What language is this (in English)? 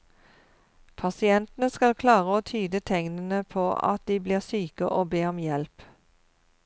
Norwegian